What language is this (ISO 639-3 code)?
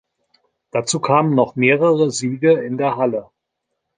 deu